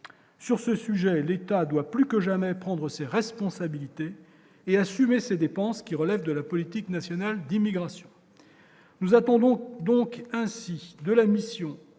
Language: French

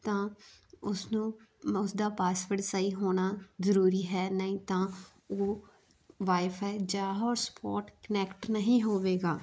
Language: Punjabi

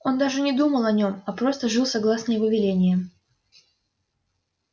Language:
Russian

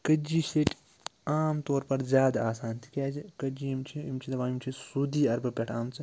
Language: Kashmiri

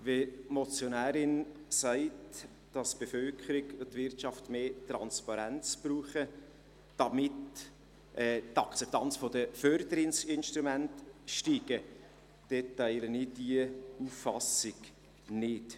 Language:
Swiss German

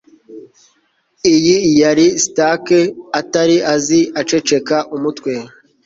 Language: Kinyarwanda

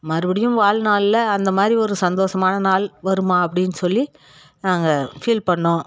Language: Tamil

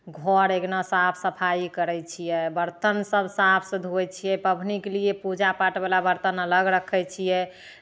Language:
Maithili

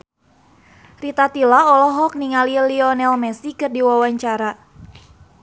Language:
Sundanese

